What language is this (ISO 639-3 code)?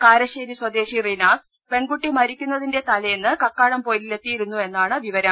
mal